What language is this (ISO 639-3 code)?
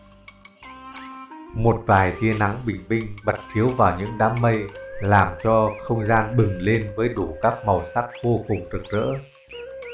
vie